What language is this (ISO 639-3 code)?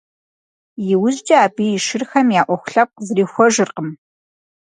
kbd